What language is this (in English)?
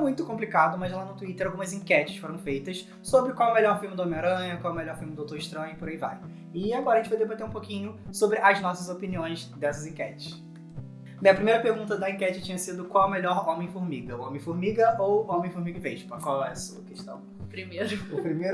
Portuguese